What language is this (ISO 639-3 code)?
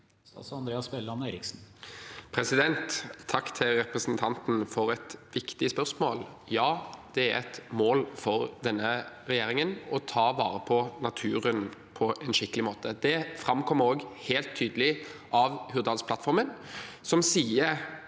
nor